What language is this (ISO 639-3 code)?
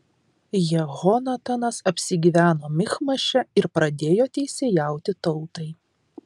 lit